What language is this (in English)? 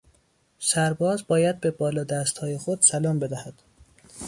Persian